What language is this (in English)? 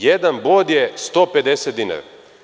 Serbian